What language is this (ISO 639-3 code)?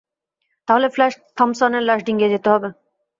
ben